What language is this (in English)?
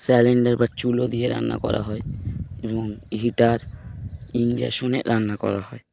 Bangla